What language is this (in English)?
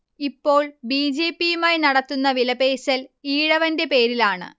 Malayalam